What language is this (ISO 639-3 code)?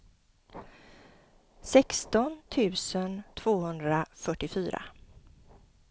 swe